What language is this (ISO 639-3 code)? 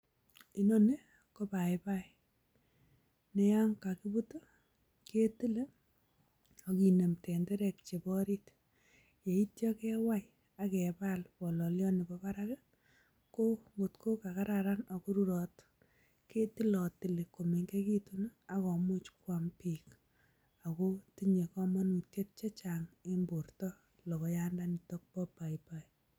kln